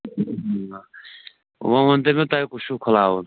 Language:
Kashmiri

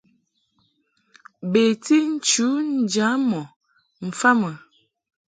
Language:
Mungaka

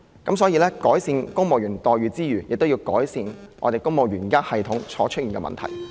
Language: Cantonese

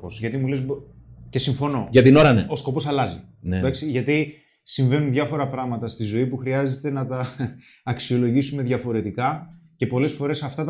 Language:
Greek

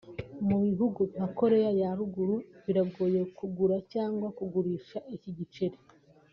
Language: Kinyarwanda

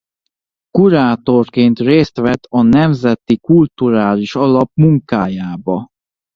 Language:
Hungarian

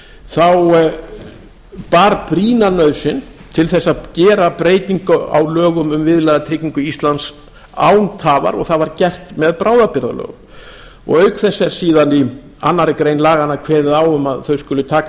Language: Icelandic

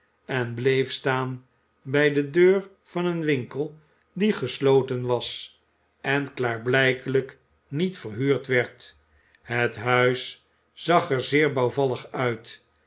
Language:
Dutch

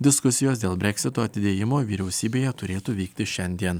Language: Lithuanian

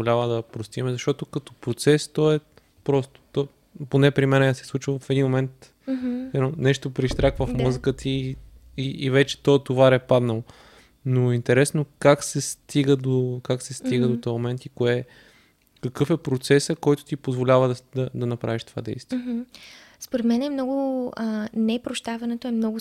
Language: Bulgarian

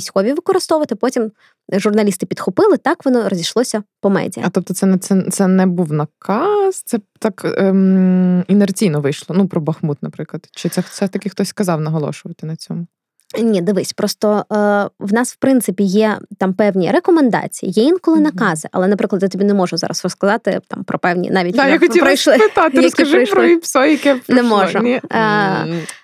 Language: Ukrainian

